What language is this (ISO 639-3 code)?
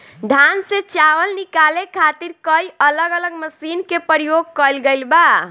bho